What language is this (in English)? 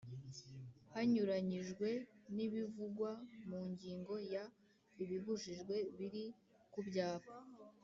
Kinyarwanda